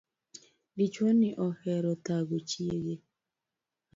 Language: Luo (Kenya and Tanzania)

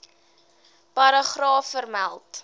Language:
Afrikaans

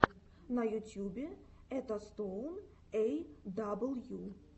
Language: Russian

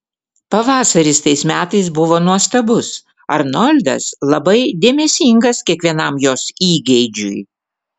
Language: Lithuanian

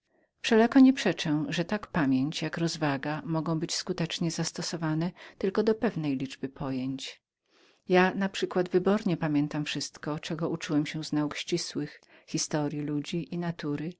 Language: Polish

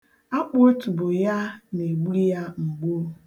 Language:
Igbo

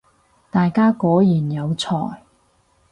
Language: Cantonese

